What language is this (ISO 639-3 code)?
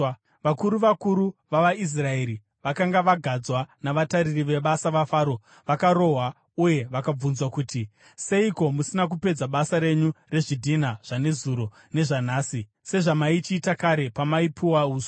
sna